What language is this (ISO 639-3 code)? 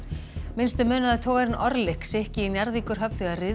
isl